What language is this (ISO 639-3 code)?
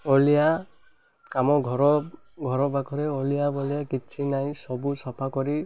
ori